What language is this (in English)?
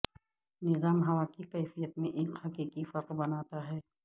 Urdu